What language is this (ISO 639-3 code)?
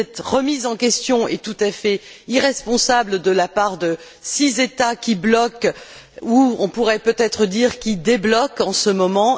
fra